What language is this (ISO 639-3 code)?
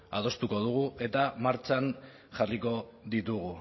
eus